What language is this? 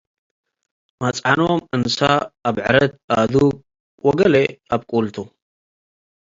Tigre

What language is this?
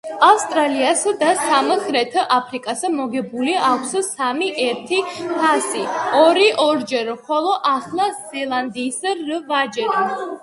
Georgian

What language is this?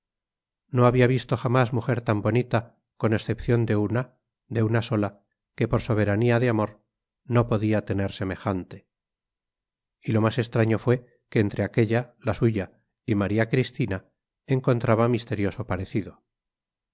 Spanish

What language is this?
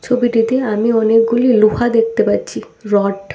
Bangla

